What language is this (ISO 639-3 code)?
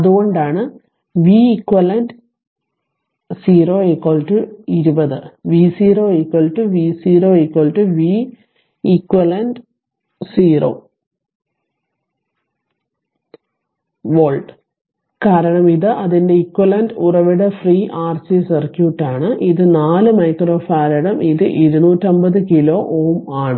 mal